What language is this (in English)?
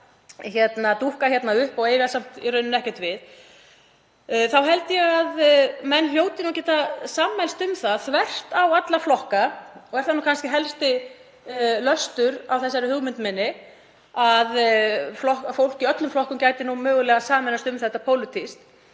Icelandic